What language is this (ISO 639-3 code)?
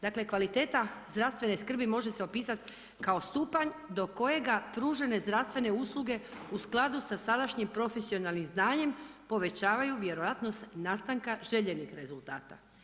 hrv